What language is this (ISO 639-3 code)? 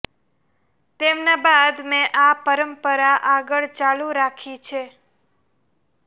guj